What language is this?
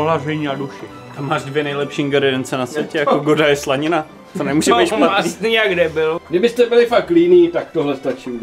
Czech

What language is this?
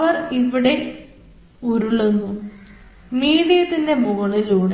Malayalam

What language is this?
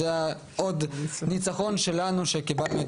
Hebrew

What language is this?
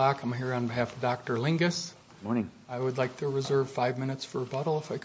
English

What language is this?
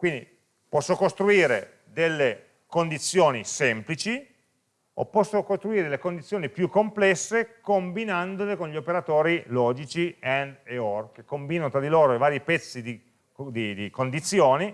Italian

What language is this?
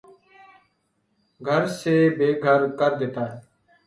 Urdu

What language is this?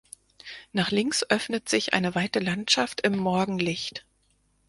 German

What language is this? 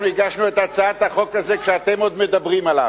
Hebrew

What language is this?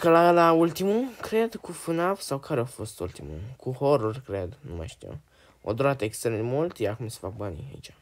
Romanian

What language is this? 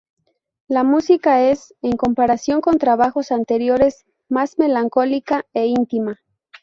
Spanish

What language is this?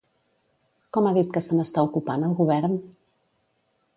Catalan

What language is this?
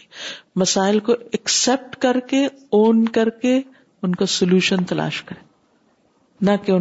Urdu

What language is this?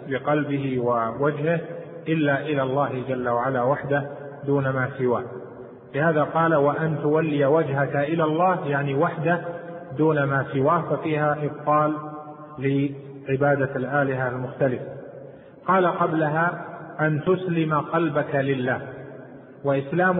Arabic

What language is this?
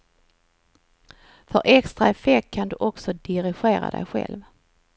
Swedish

